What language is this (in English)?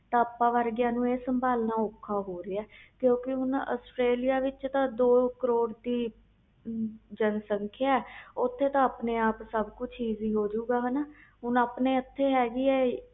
Punjabi